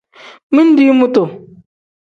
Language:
Tem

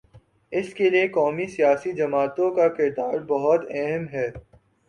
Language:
Urdu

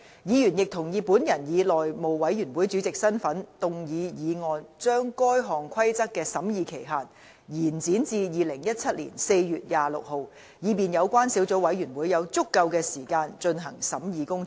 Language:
Cantonese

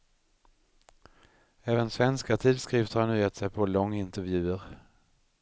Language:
Swedish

